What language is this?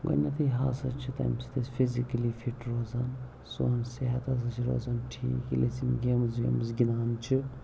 Kashmiri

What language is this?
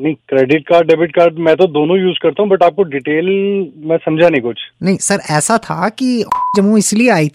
Hindi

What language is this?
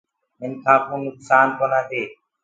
Gurgula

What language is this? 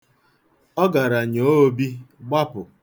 Igbo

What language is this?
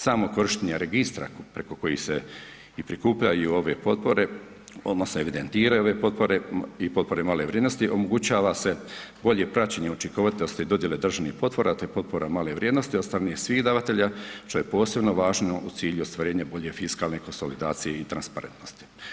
Croatian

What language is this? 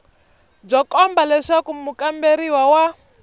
Tsonga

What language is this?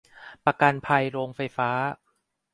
Thai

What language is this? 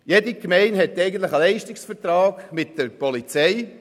Swiss German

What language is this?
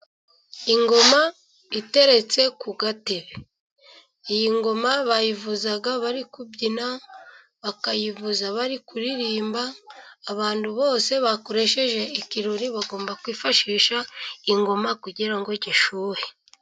Kinyarwanda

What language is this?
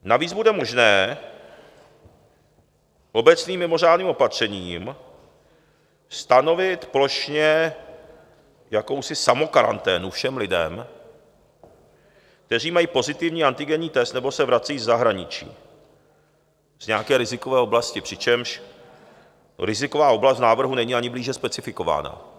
Czech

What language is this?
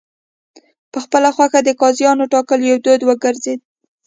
Pashto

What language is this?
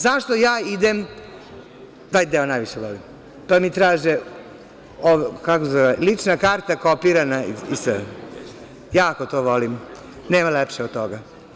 Serbian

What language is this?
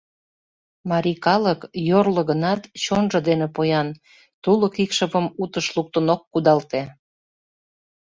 Mari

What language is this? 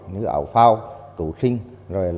Vietnamese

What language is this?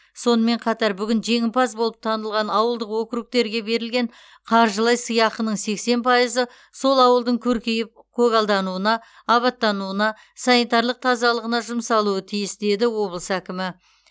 Kazakh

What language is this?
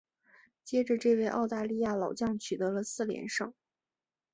Chinese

